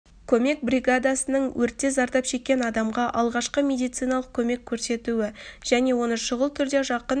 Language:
Kazakh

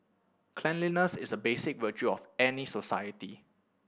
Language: English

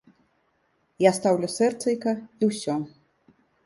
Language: Belarusian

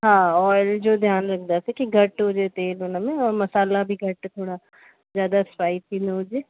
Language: Sindhi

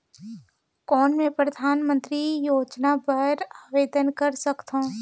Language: Chhattisgarhi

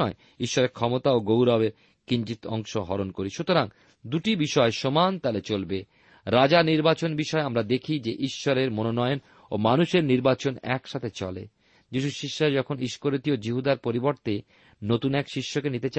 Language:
Bangla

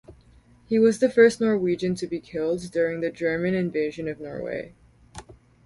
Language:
English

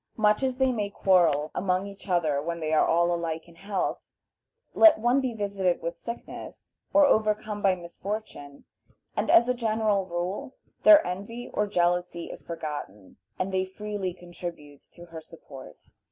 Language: English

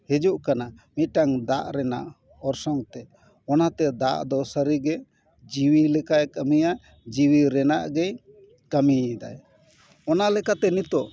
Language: Santali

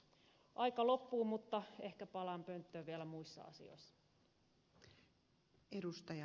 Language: Finnish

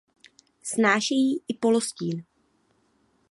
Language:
Czech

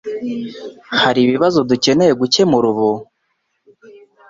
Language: Kinyarwanda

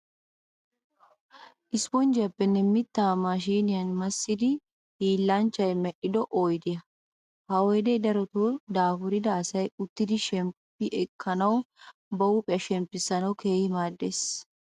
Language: Wolaytta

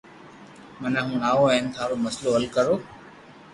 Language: Loarki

